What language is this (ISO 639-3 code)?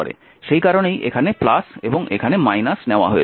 ben